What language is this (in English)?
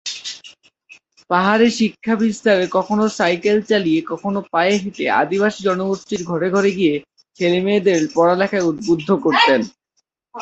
Bangla